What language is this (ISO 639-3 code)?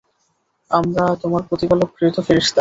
ben